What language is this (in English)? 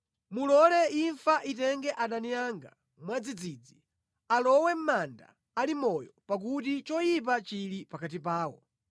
Nyanja